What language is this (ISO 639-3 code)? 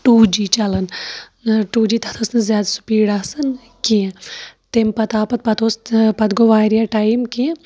kas